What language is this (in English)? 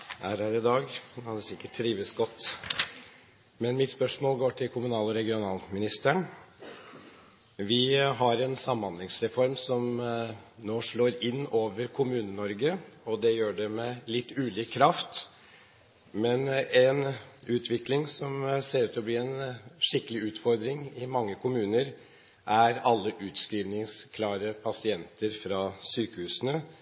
Norwegian Bokmål